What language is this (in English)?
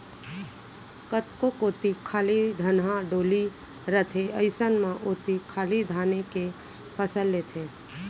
Chhattisgarhi